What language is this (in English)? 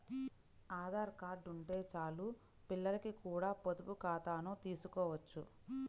Telugu